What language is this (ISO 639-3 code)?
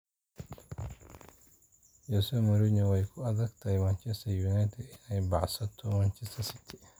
som